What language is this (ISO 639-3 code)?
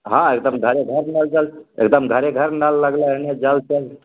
mai